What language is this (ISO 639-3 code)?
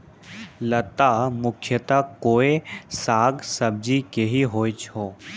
mai